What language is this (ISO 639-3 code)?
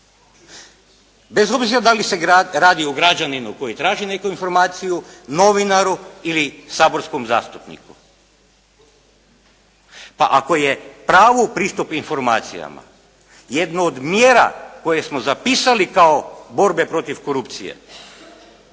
hrv